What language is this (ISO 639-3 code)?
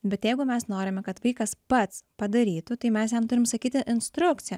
lit